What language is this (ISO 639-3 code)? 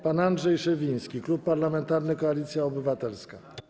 pol